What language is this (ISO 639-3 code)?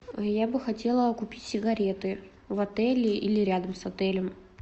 rus